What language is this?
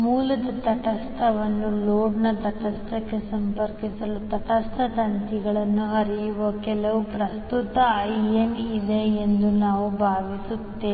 Kannada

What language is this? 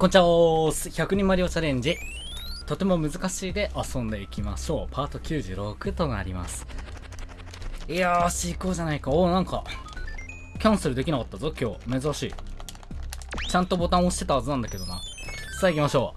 Japanese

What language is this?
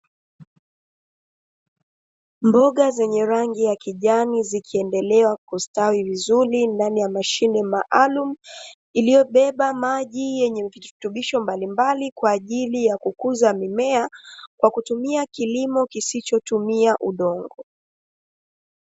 Swahili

